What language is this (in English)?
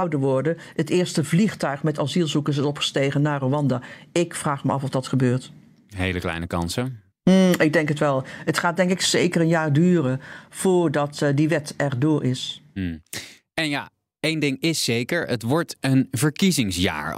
Dutch